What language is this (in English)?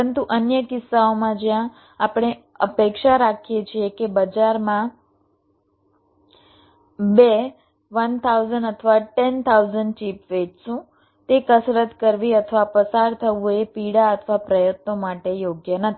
Gujarati